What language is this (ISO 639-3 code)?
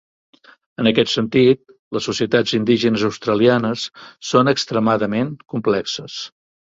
cat